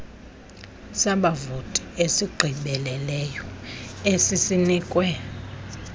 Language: Xhosa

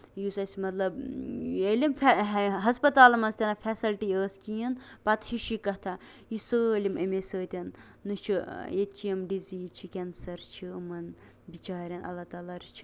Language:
Kashmiri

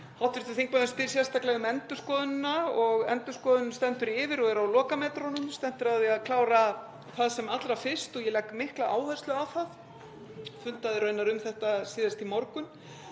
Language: Icelandic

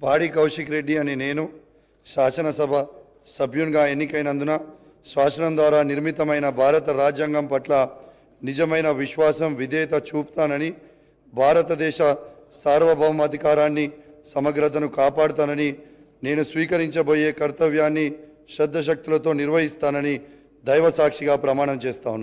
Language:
Telugu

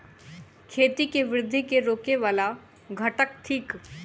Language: Maithili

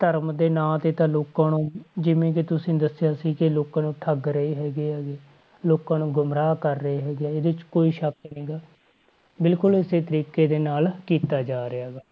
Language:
Punjabi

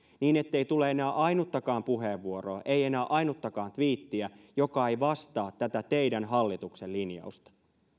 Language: Finnish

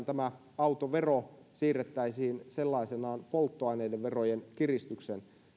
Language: Finnish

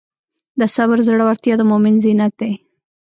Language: Pashto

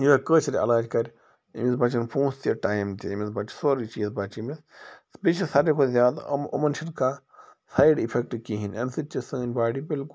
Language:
Kashmiri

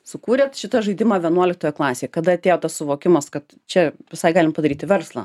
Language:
Lithuanian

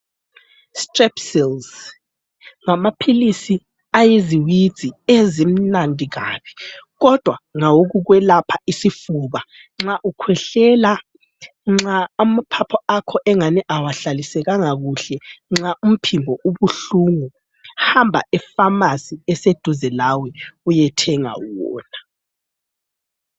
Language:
North Ndebele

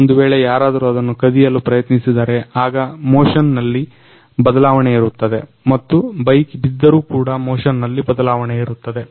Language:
Kannada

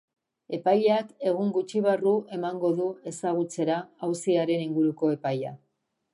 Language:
Basque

